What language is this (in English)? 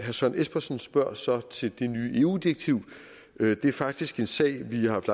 Danish